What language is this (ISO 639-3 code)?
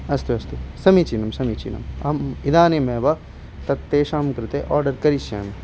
san